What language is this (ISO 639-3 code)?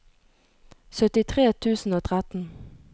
nor